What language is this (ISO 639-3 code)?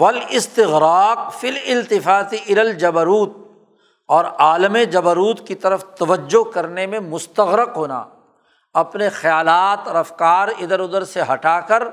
urd